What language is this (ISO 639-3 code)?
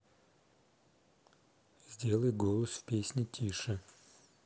rus